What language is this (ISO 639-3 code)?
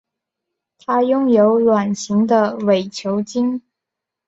zho